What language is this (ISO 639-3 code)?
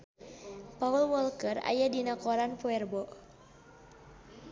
sun